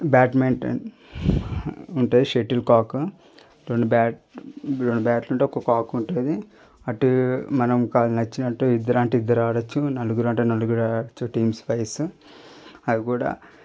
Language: Telugu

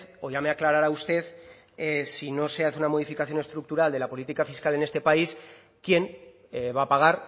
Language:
Spanish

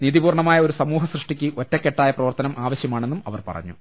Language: Malayalam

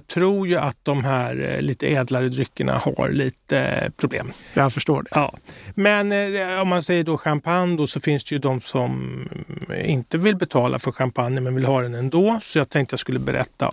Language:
Swedish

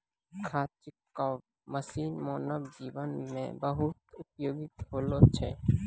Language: Maithili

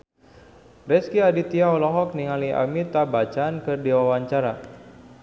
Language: Sundanese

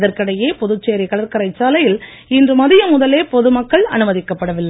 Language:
Tamil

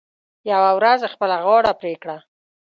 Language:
Pashto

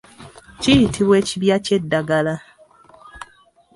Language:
Ganda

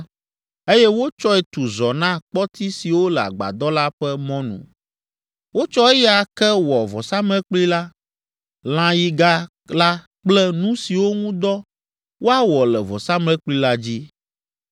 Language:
Ewe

